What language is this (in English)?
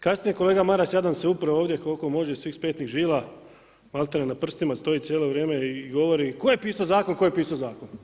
Croatian